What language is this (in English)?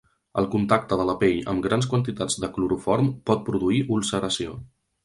Catalan